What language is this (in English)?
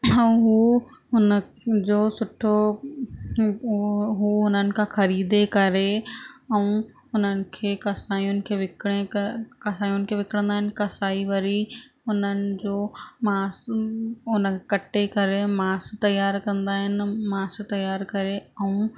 Sindhi